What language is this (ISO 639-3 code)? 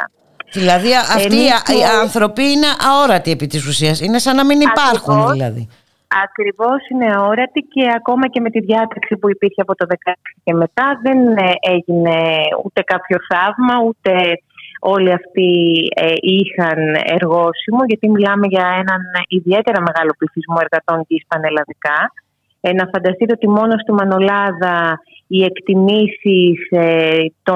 ell